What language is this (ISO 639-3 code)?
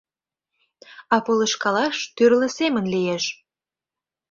chm